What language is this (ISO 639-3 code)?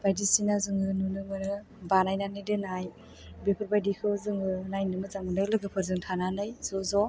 brx